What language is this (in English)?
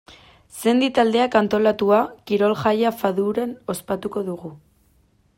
Basque